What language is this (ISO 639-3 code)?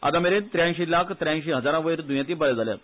kok